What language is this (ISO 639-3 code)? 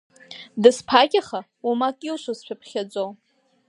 abk